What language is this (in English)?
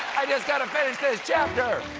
English